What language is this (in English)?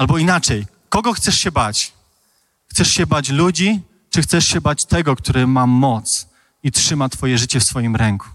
Polish